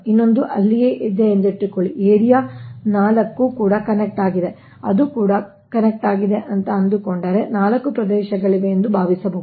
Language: Kannada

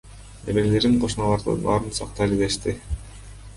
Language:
Kyrgyz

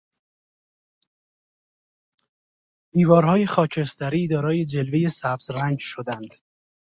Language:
Persian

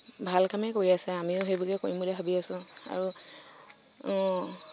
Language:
Assamese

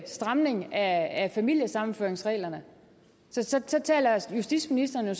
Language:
Danish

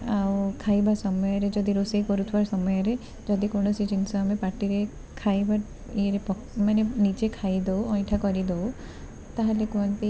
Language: Odia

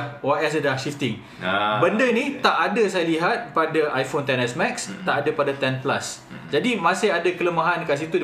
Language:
Malay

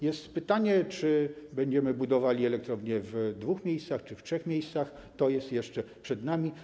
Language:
Polish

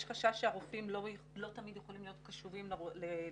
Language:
Hebrew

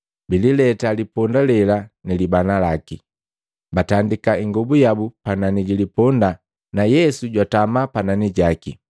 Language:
Matengo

